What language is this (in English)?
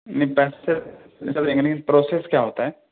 Urdu